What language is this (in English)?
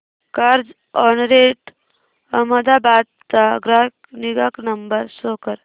Marathi